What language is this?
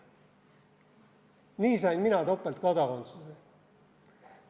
Estonian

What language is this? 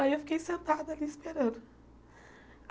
Portuguese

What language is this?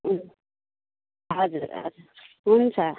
Nepali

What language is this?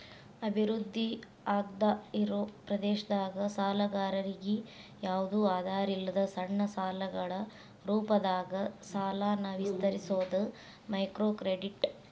Kannada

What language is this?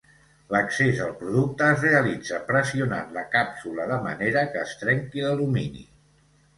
Catalan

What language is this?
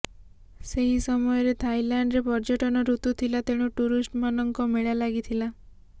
Odia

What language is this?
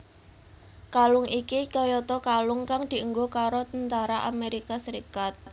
Javanese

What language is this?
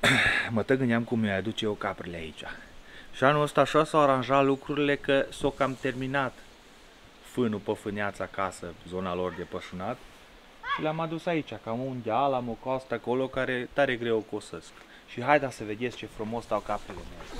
Romanian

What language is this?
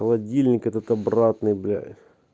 Russian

